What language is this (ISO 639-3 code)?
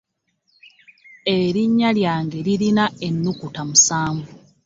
lug